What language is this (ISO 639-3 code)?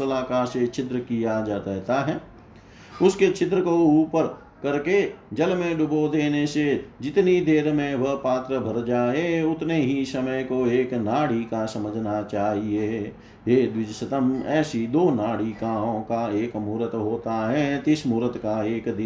hin